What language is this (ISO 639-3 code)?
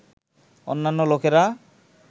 ben